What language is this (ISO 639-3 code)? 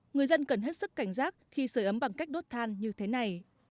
vie